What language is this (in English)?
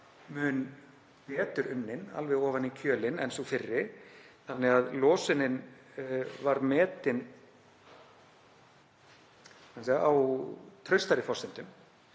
Icelandic